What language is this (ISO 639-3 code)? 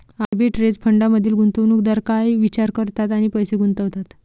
mar